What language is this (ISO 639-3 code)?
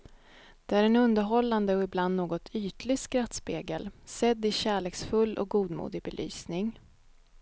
swe